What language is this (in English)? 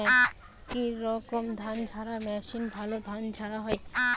Bangla